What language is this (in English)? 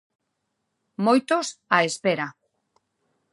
Galician